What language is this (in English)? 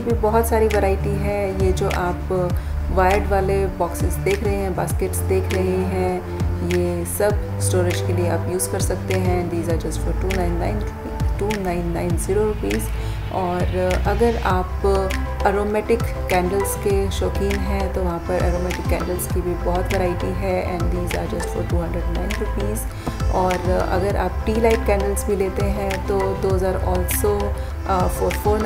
Hindi